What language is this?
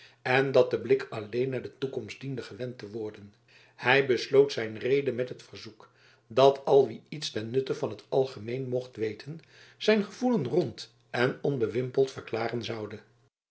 Dutch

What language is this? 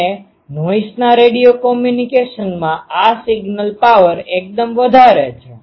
Gujarati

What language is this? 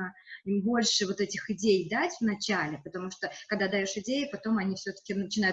Russian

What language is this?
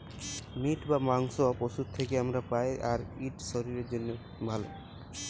Bangla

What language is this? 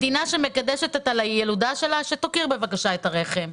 Hebrew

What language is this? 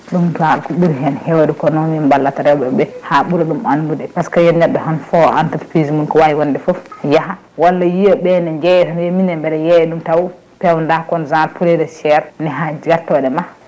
Fula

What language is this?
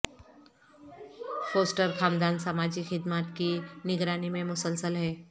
Urdu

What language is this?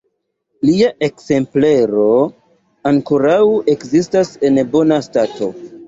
Esperanto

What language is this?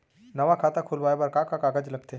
Chhattisgarhi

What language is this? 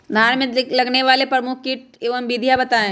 Magahi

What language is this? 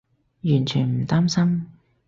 Cantonese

